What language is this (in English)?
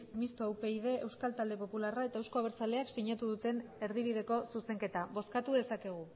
Basque